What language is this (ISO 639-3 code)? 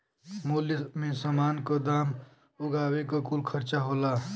bho